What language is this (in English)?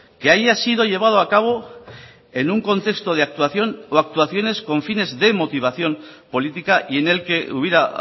Spanish